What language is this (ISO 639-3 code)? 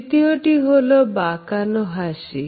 ben